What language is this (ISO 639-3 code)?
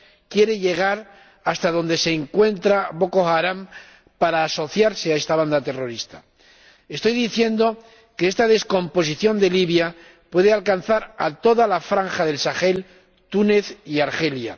spa